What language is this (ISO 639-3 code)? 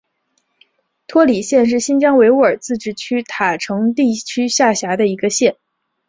zho